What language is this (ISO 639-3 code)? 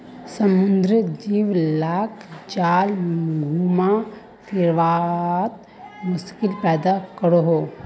mag